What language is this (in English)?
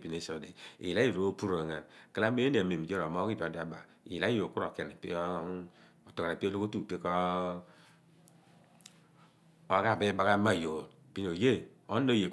Abua